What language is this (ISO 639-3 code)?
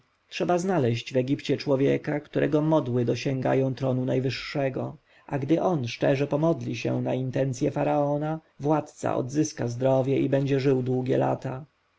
pol